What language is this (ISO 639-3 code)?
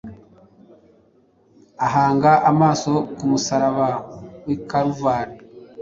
kin